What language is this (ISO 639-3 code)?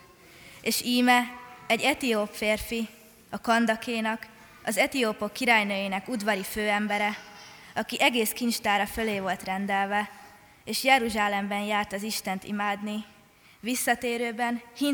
hun